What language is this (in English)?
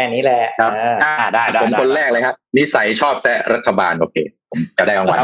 Thai